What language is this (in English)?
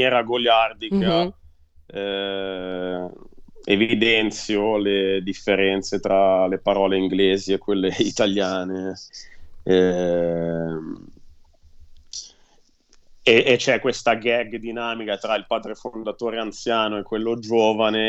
Italian